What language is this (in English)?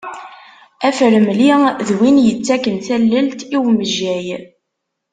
Kabyle